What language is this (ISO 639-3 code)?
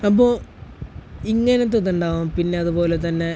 mal